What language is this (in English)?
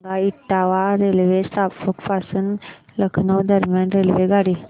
Marathi